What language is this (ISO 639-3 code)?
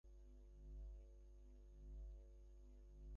ben